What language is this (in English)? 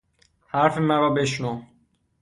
Persian